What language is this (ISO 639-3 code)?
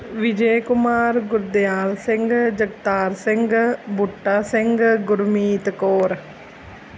pan